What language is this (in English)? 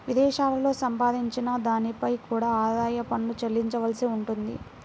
Telugu